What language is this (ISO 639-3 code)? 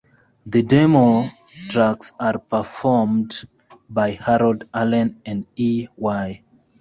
eng